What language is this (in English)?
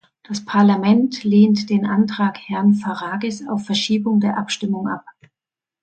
German